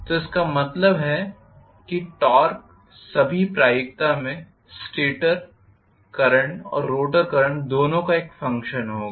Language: Hindi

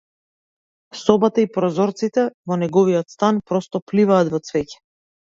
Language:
Macedonian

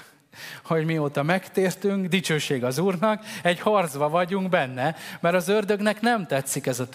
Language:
Hungarian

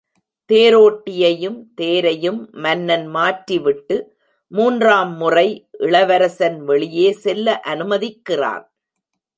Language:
Tamil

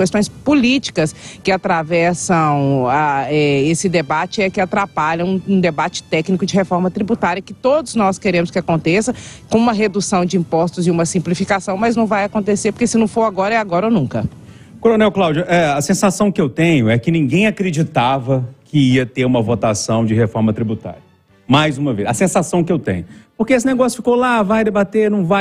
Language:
Portuguese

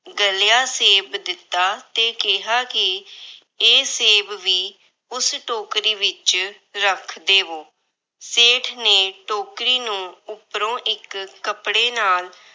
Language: Punjabi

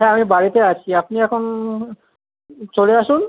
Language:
Bangla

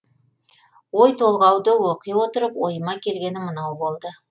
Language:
Kazakh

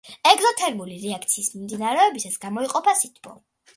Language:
Georgian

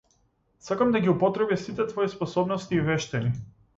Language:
Macedonian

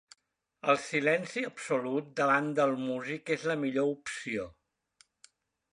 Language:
Catalan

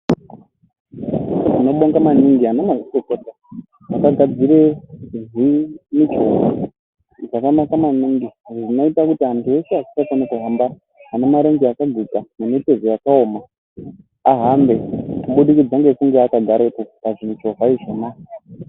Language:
Ndau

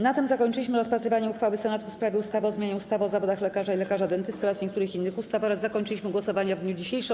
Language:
Polish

